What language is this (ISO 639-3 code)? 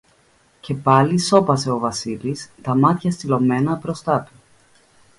ell